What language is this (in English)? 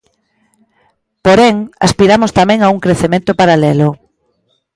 Galician